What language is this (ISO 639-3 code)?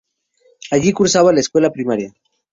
spa